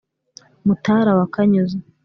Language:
Kinyarwanda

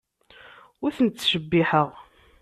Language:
Kabyle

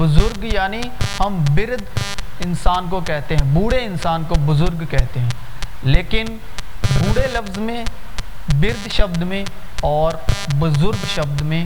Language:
Urdu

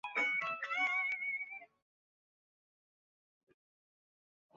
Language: Chinese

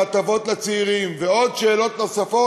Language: Hebrew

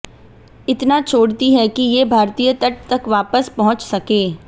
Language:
Hindi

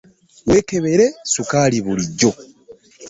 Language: Ganda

